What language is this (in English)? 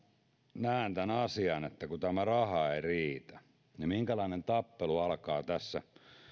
Finnish